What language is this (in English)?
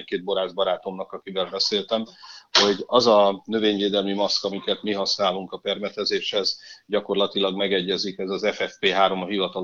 Hungarian